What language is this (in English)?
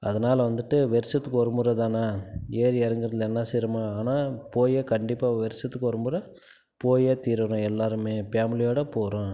Tamil